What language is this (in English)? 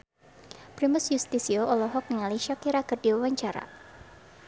Sundanese